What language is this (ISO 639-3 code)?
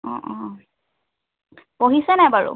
asm